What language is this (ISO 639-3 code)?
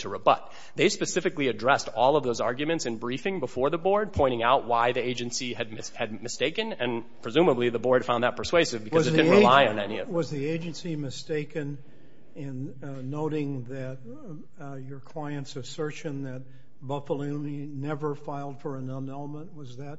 eng